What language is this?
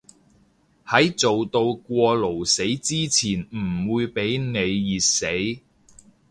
Cantonese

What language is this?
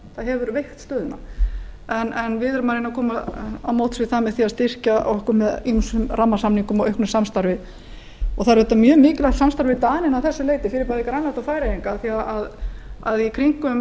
Icelandic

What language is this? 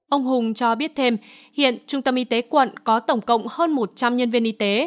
Vietnamese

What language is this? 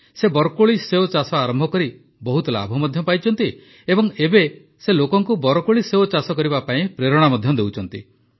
Odia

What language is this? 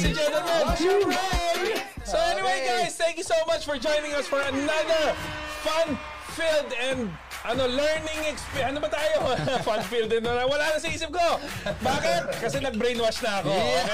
Filipino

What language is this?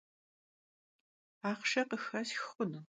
Kabardian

